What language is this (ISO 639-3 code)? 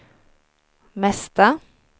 swe